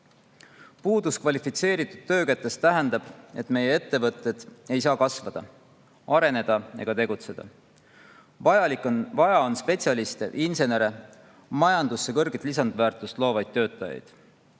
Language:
Estonian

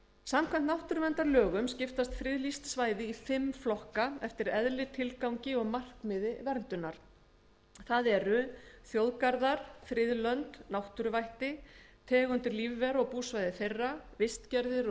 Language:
Icelandic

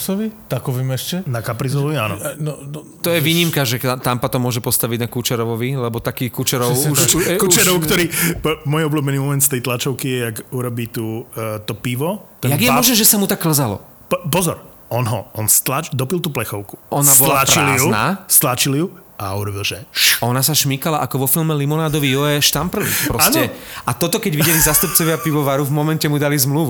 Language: Slovak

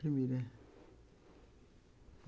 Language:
Portuguese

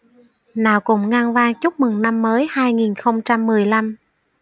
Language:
Vietnamese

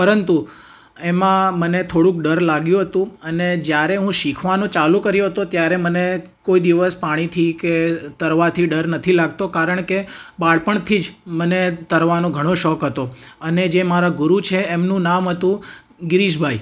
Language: Gujarati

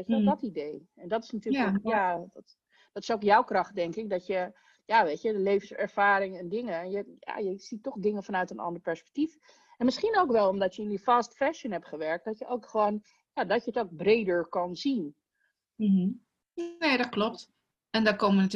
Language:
Dutch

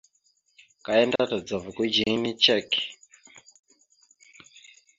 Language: Mada (Cameroon)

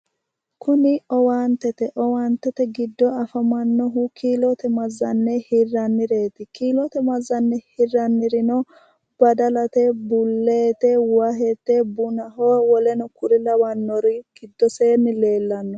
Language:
Sidamo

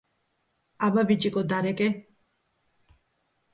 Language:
Georgian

